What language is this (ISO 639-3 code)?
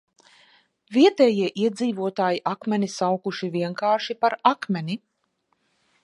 lav